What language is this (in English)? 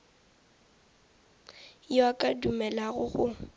Northern Sotho